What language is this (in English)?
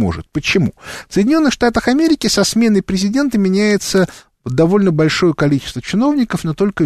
Russian